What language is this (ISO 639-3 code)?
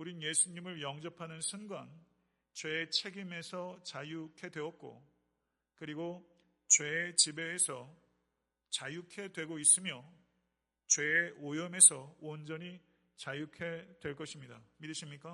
kor